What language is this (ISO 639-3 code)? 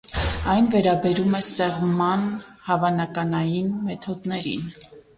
hye